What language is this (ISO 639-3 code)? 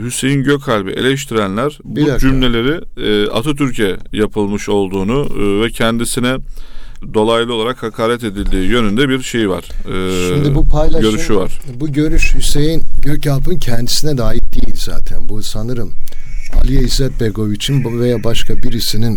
tur